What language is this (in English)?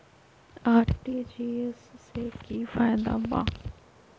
Magahi